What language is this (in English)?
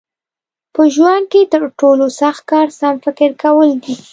Pashto